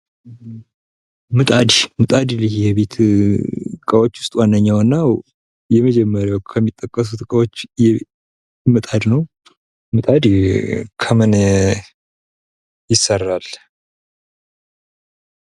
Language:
Amharic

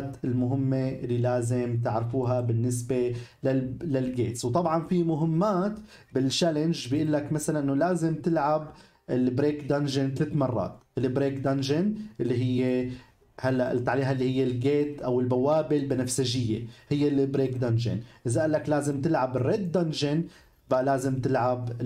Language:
Arabic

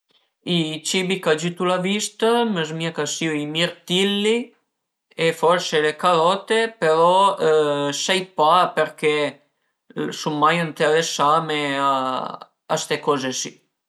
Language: Piedmontese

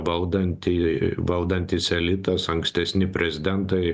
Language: Lithuanian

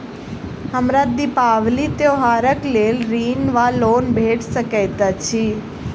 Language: Maithili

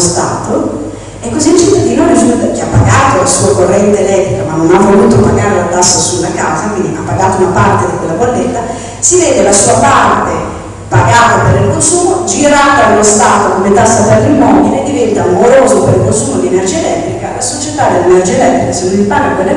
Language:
Italian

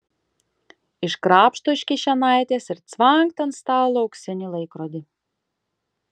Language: Lithuanian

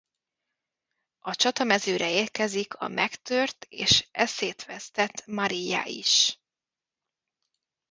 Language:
Hungarian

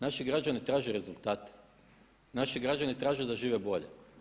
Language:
Croatian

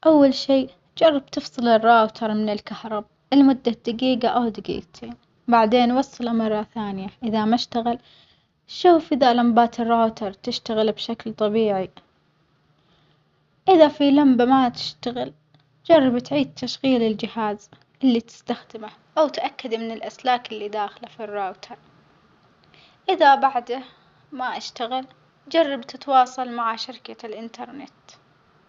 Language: Omani Arabic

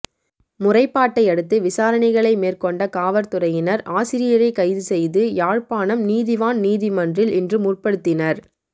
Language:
Tamil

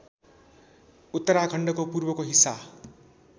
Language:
Nepali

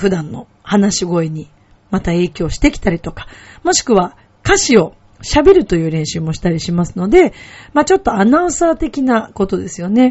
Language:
Japanese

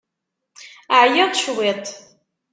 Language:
Kabyle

